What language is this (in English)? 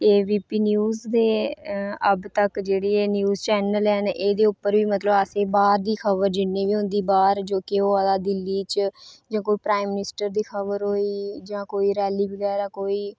Dogri